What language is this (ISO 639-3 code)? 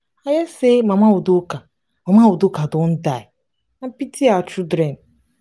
pcm